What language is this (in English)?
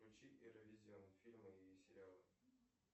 Russian